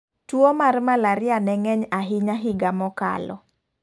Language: Luo (Kenya and Tanzania)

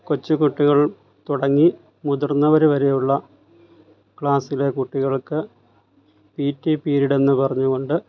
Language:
Malayalam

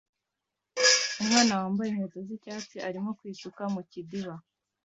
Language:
Kinyarwanda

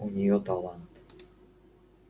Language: Russian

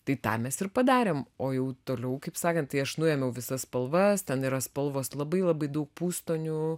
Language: Lithuanian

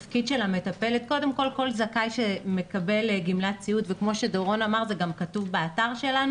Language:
Hebrew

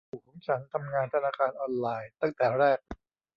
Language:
Thai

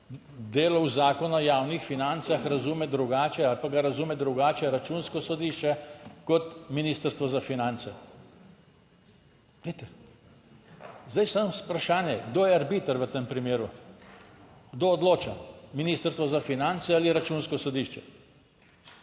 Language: Slovenian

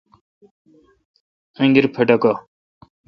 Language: Kalkoti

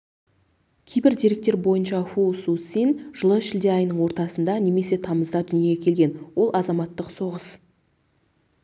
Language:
Kazakh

